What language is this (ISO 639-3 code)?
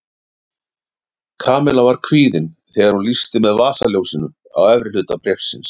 isl